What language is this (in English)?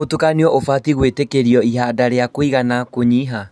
Kikuyu